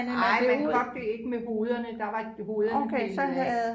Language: Danish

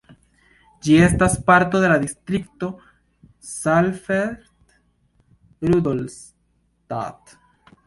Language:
Esperanto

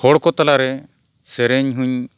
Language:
Santali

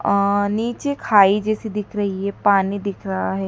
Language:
Hindi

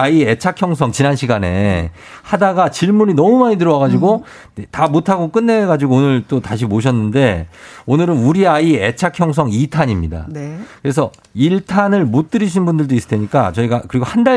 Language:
Korean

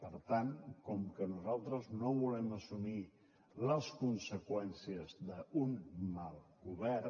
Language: Catalan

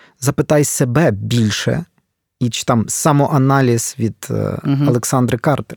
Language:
Ukrainian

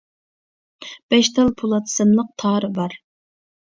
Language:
Uyghur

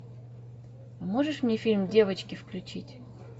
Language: Russian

